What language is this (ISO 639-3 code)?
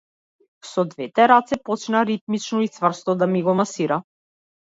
mkd